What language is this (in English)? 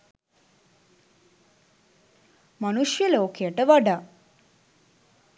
Sinhala